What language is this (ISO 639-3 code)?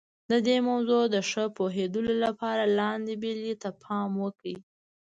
pus